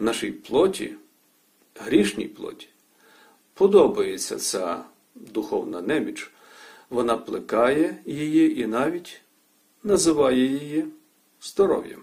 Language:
Ukrainian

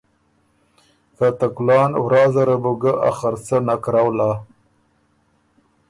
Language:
Ormuri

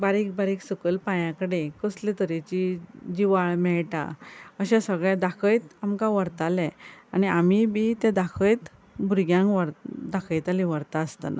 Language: Konkani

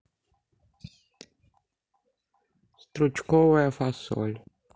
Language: Russian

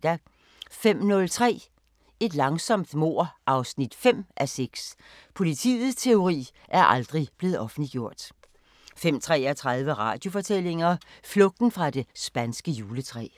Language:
Danish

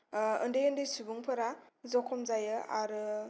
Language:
Bodo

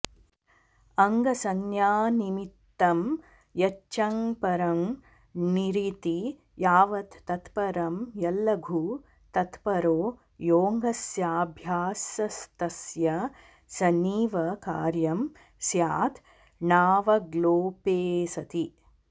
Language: Sanskrit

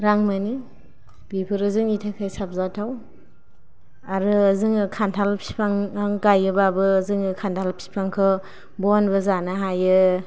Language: Bodo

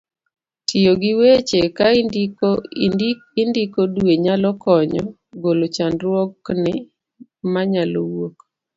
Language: Luo (Kenya and Tanzania)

